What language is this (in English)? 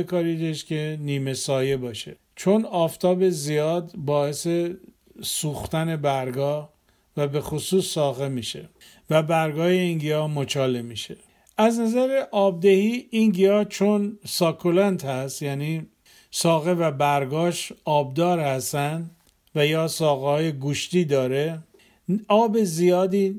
Persian